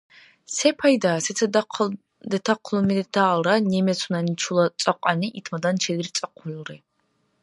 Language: Dargwa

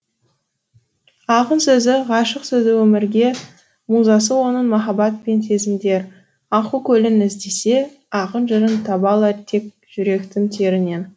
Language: Kazakh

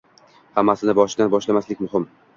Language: Uzbek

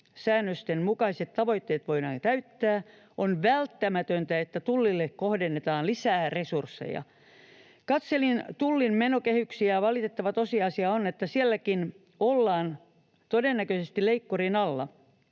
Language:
Finnish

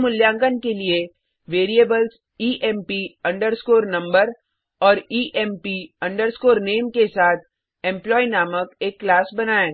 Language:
Hindi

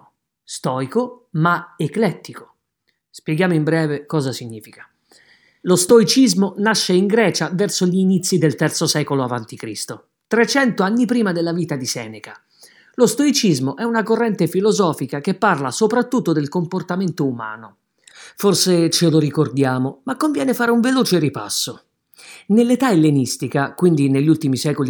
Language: Italian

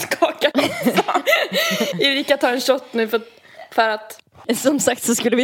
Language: Swedish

